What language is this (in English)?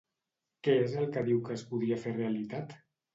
Catalan